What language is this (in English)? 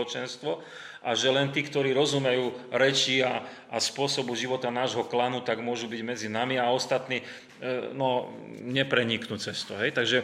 Slovak